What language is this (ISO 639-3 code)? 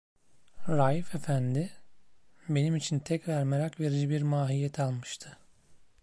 tur